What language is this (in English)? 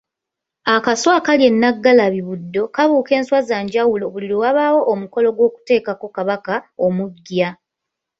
Ganda